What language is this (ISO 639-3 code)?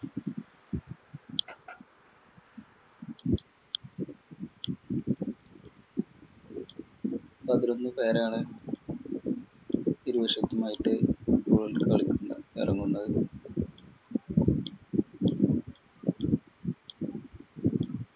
mal